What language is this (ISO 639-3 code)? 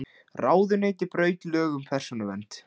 isl